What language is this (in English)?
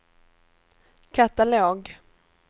Swedish